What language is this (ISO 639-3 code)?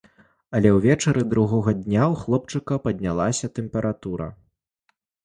bel